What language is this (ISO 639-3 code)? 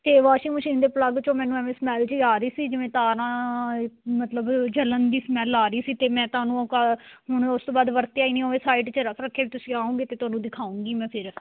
pan